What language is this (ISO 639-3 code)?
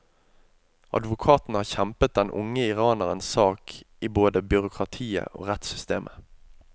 nor